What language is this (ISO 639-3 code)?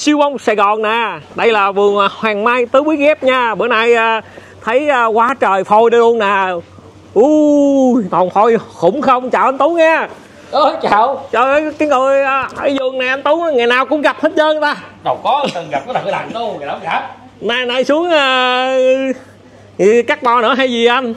vie